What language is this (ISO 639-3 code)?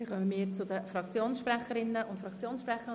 gsw